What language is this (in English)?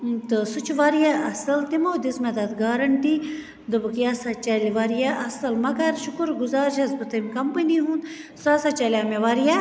Kashmiri